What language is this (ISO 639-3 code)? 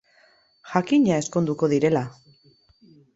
eus